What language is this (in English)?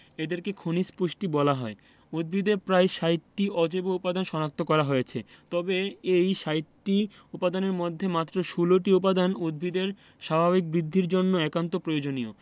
Bangla